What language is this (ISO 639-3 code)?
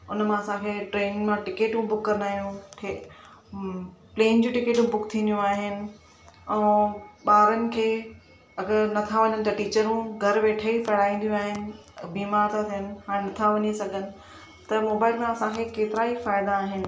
snd